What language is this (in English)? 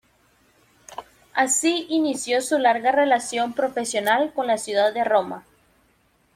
Spanish